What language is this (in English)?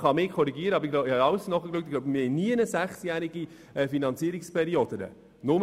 Swiss German